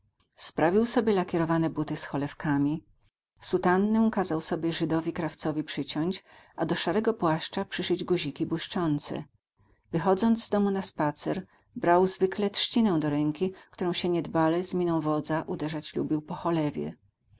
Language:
Polish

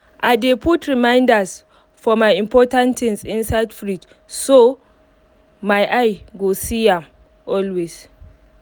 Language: Nigerian Pidgin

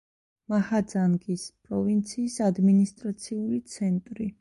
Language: Georgian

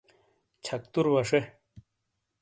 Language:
Shina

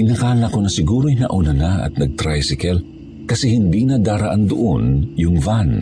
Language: Filipino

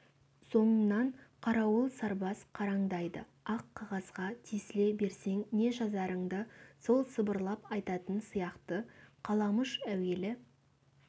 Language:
Kazakh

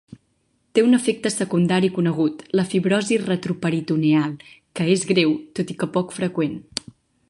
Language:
Catalan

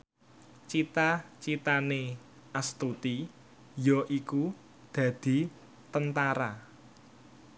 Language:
Javanese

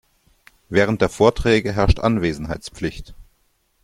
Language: German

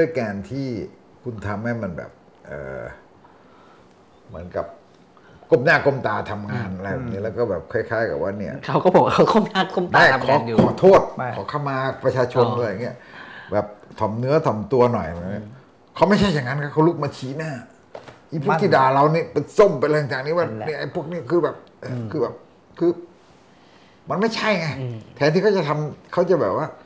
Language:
Thai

